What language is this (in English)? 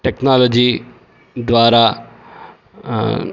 Sanskrit